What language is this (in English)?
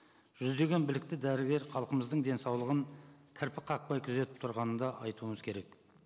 Kazakh